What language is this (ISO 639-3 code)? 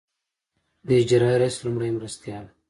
pus